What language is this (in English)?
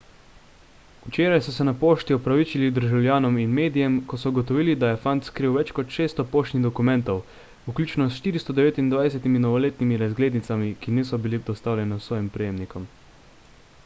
Slovenian